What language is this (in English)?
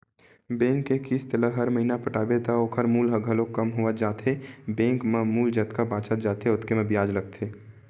Chhattisgarhi